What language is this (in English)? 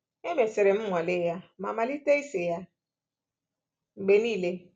Igbo